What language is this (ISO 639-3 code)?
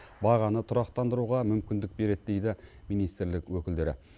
kaz